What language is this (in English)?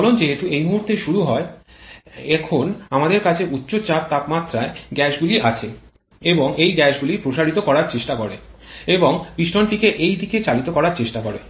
Bangla